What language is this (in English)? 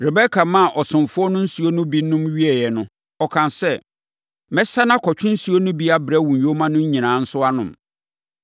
Akan